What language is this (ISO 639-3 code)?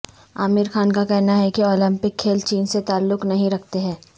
urd